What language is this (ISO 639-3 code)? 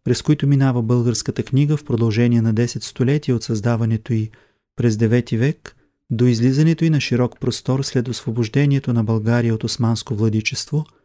bul